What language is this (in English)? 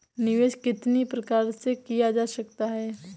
Hindi